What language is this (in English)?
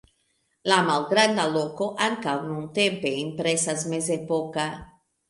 Esperanto